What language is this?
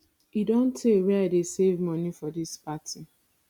Nigerian Pidgin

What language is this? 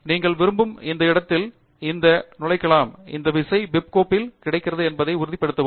Tamil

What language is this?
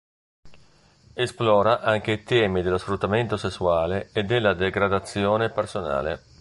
Italian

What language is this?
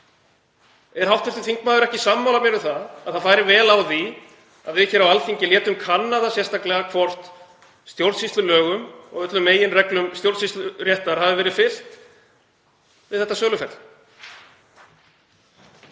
Icelandic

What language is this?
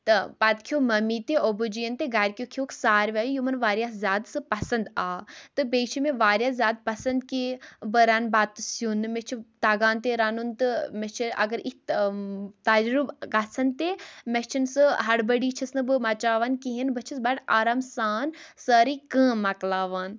Kashmiri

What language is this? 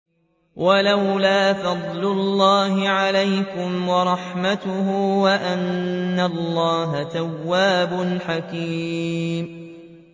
Arabic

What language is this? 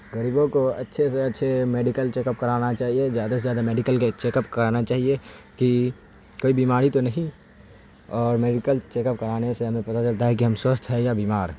Urdu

